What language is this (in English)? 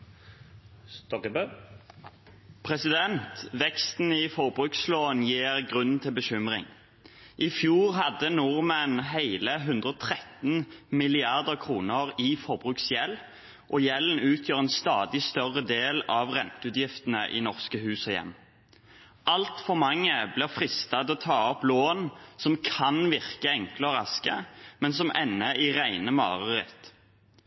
Norwegian